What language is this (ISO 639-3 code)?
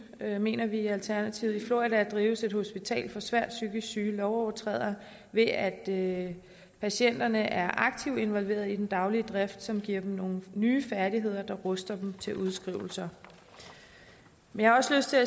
dan